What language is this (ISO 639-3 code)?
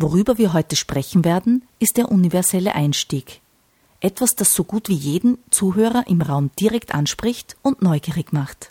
deu